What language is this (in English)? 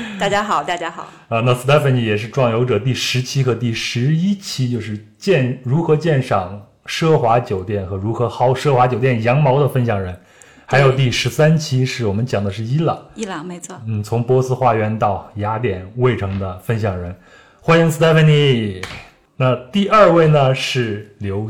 Chinese